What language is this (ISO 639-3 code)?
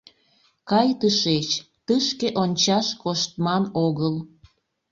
chm